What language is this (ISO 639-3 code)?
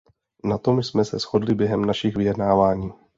ces